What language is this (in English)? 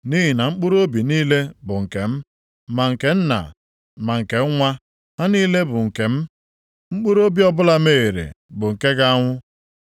Igbo